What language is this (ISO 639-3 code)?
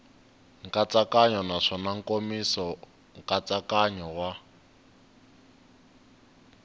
tso